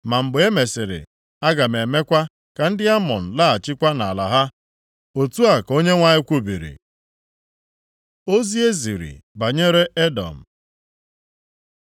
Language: Igbo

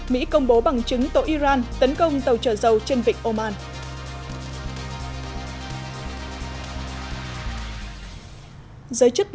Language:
Vietnamese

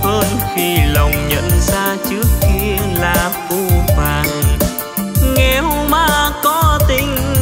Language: Vietnamese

